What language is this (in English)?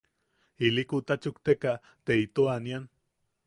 Yaqui